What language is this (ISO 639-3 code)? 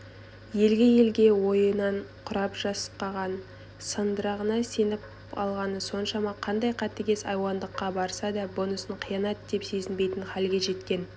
kaz